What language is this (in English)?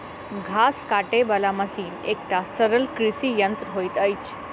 Maithili